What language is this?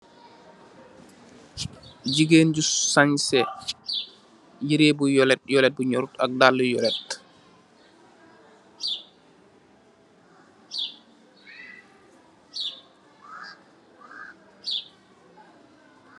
Wolof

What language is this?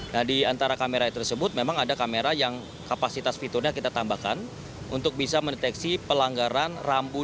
Indonesian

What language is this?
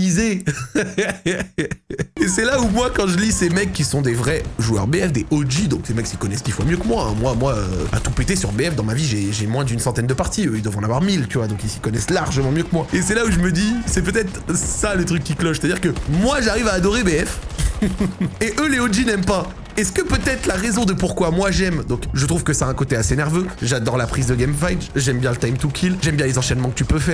French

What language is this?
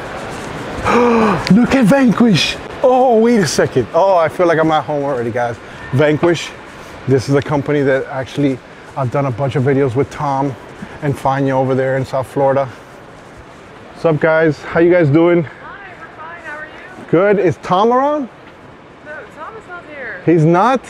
English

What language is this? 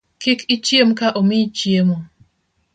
Luo (Kenya and Tanzania)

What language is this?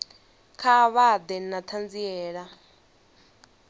Venda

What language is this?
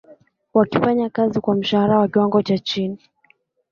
Swahili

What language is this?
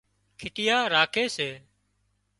Wadiyara Koli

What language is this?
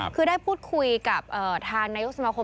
Thai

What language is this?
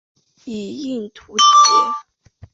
Chinese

